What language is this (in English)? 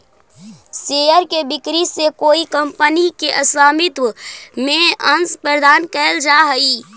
Magahi